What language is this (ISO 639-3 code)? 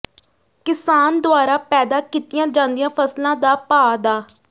pan